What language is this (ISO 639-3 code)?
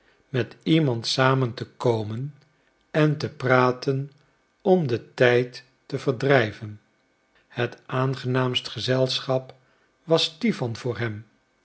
nld